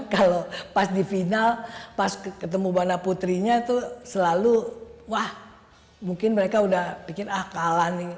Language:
Indonesian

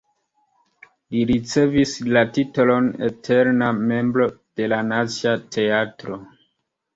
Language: Esperanto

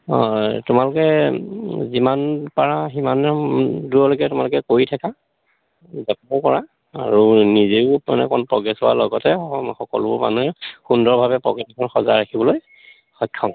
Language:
Assamese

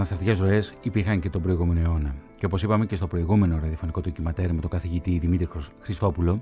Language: Greek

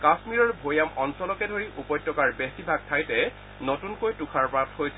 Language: Assamese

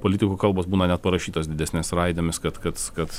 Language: Lithuanian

